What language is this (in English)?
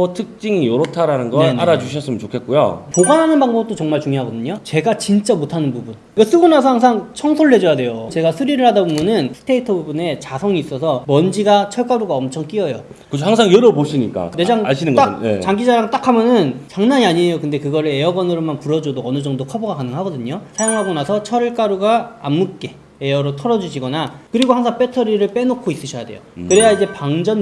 Korean